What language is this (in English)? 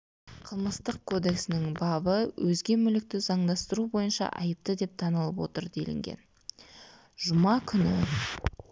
Kazakh